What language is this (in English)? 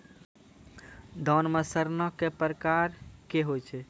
Maithili